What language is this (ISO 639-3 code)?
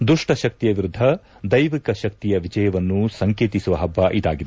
kan